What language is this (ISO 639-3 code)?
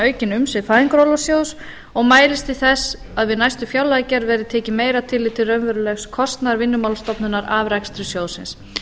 isl